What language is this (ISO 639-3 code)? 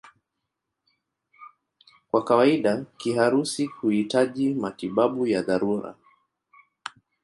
swa